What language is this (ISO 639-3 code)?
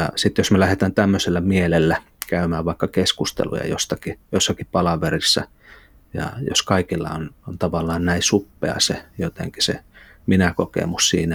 fin